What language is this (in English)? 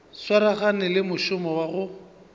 Northern Sotho